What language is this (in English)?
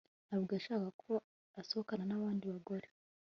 Kinyarwanda